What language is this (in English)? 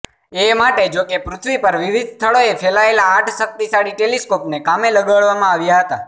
Gujarati